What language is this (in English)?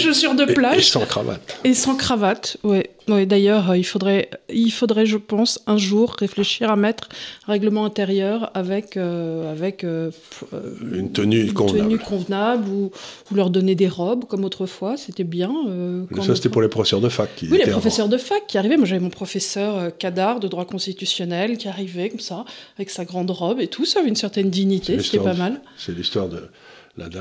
French